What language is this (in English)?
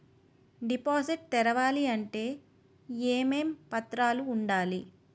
Telugu